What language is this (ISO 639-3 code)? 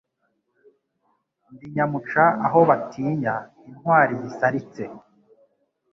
kin